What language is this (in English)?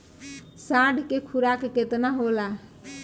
Bhojpuri